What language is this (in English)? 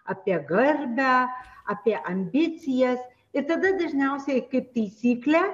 Lithuanian